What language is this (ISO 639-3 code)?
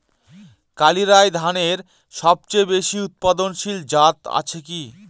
ben